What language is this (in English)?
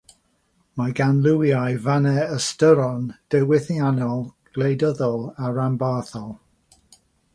Welsh